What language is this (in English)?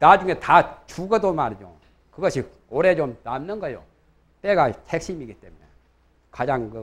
Korean